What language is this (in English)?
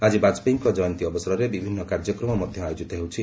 Odia